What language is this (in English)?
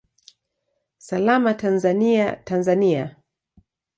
Swahili